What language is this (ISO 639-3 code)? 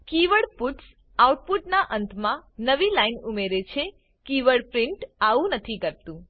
guj